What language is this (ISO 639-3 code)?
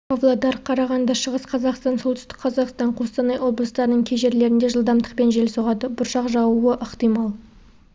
kaz